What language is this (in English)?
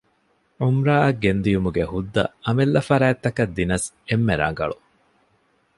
Divehi